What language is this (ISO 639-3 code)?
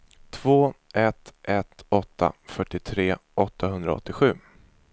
swe